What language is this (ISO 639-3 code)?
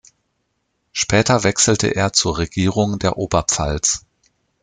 deu